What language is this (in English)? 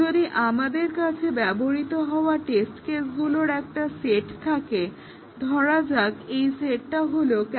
Bangla